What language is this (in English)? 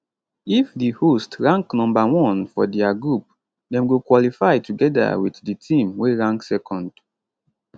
Nigerian Pidgin